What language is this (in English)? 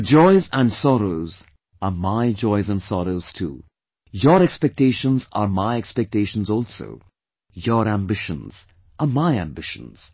English